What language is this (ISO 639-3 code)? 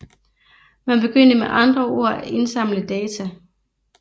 dan